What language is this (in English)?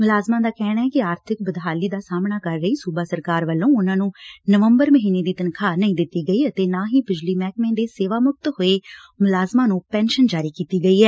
Punjabi